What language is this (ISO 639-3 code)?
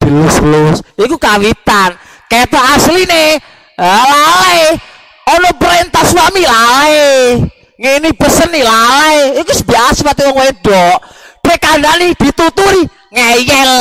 ind